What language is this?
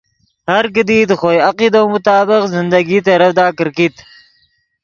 Yidgha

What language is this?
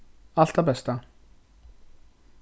Faroese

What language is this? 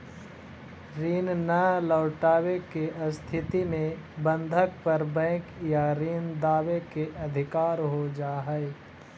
Magahi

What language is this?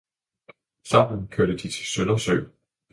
Danish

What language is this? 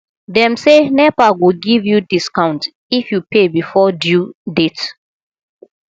Nigerian Pidgin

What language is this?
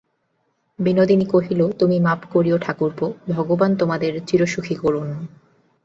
Bangla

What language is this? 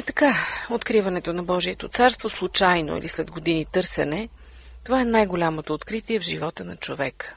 Bulgarian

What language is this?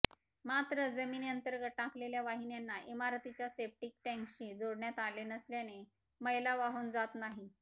Marathi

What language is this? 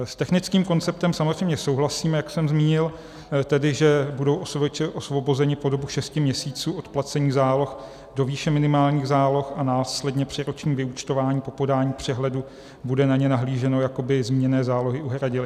Czech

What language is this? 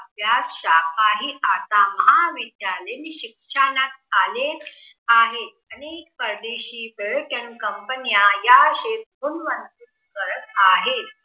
Marathi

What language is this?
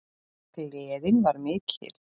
Icelandic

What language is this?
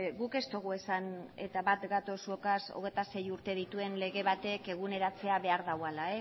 Basque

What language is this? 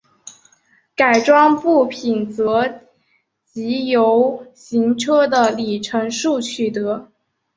Chinese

